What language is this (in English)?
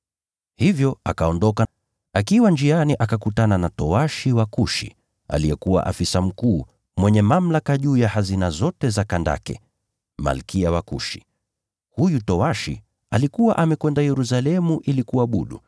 Swahili